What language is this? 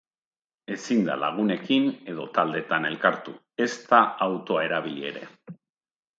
Basque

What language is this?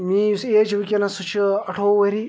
Kashmiri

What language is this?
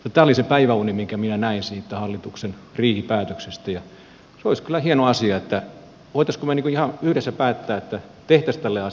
Finnish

